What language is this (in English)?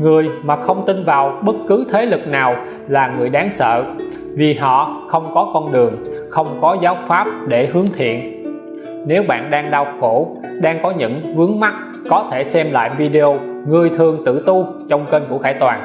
Vietnamese